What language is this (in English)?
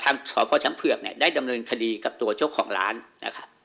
Thai